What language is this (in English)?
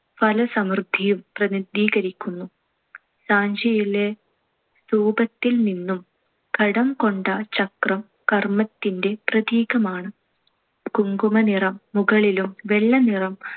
Malayalam